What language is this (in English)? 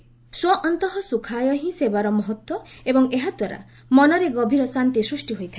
Odia